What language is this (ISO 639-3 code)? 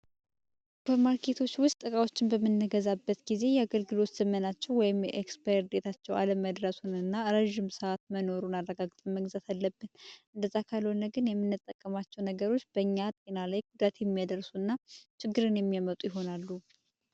amh